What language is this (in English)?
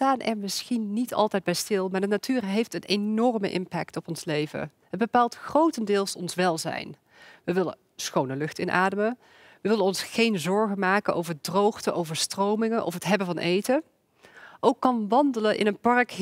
Dutch